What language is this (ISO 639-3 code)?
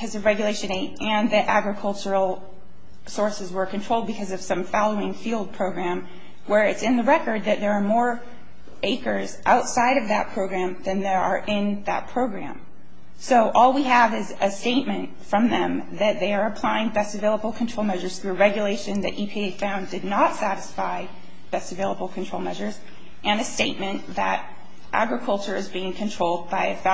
eng